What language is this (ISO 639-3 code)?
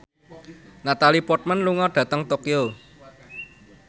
jav